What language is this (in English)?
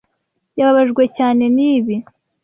Kinyarwanda